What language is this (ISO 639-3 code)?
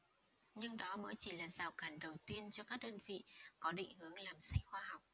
vie